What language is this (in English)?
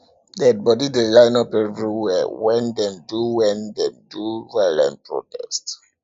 Nigerian Pidgin